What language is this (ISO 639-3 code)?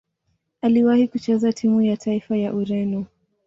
swa